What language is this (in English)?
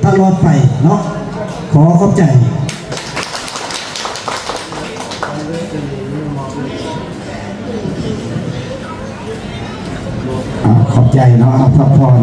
Thai